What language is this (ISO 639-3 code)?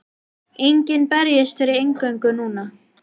isl